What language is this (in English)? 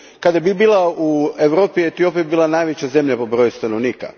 Croatian